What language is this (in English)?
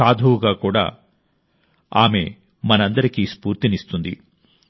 Telugu